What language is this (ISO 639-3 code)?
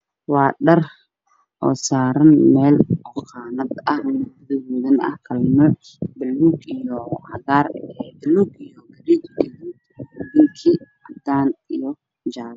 som